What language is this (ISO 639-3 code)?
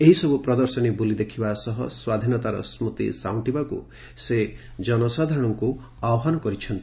ori